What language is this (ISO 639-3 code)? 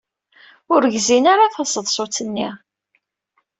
kab